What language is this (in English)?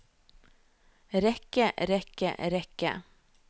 Norwegian